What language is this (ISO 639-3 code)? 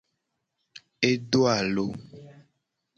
gej